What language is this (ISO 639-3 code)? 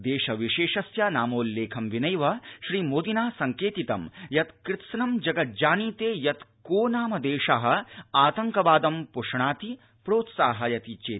san